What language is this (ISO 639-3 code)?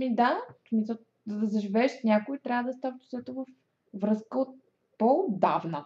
bul